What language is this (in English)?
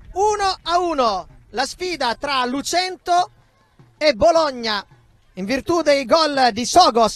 Italian